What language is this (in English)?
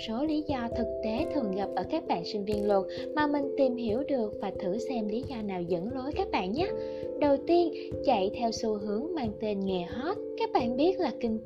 Vietnamese